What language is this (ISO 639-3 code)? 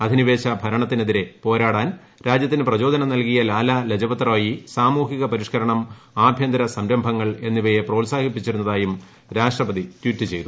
mal